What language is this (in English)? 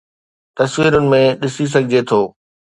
Sindhi